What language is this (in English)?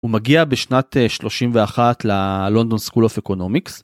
Hebrew